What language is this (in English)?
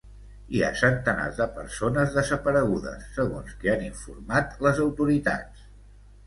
Catalan